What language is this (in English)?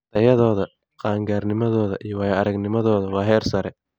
Somali